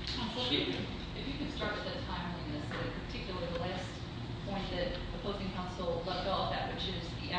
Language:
English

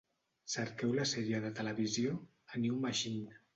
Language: Catalan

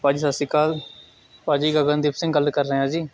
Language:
Punjabi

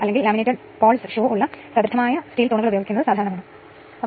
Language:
Malayalam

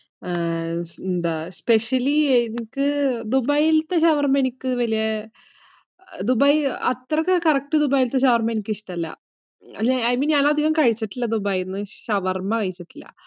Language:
Malayalam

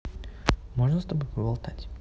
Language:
Russian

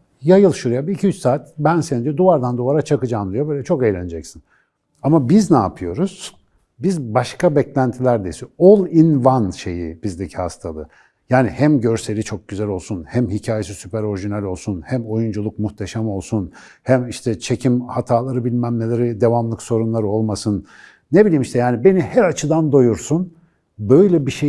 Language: Turkish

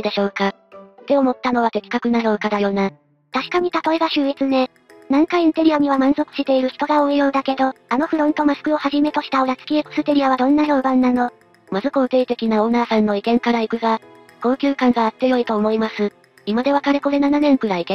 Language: Japanese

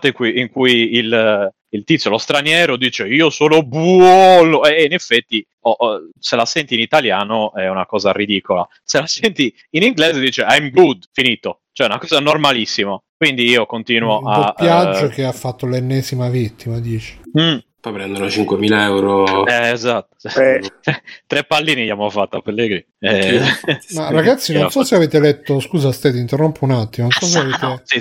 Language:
Italian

